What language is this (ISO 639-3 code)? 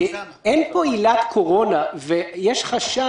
heb